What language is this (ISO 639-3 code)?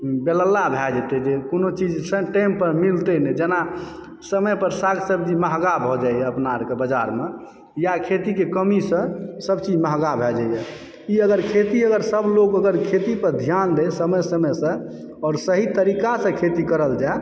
mai